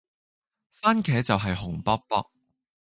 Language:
Cantonese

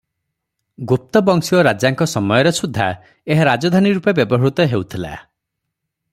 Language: Odia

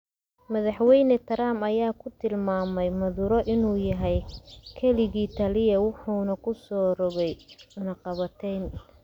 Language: Somali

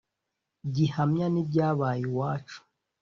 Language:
Kinyarwanda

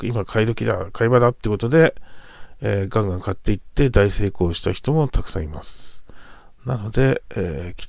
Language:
Japanese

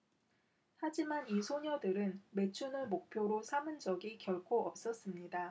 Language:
Korean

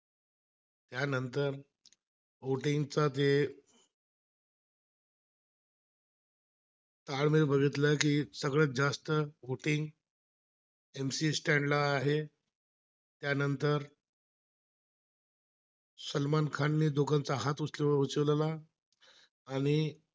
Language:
Marathi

